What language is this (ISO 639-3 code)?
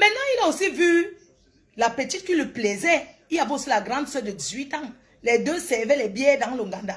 fra